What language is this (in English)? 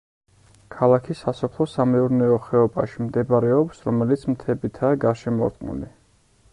Georgian